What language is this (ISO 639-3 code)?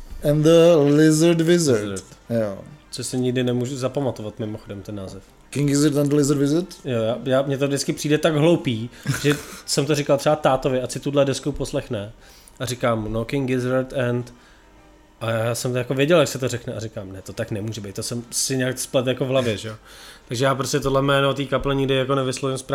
ces